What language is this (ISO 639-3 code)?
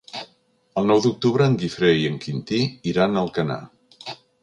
cat